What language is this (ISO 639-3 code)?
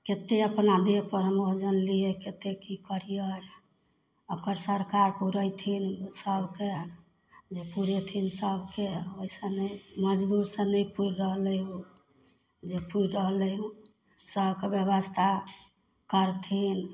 mai